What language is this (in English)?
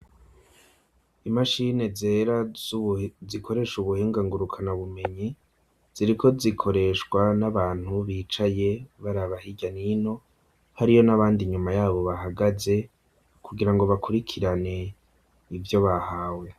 Rundi